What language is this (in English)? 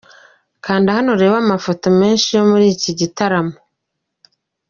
Kinyarwanda